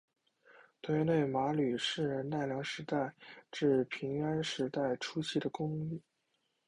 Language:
Chinese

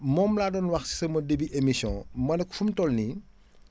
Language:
Wolof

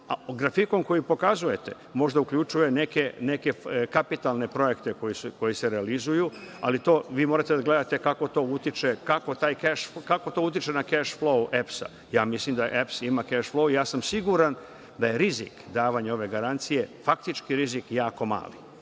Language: Serbian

